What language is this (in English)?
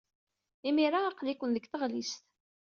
Kabyle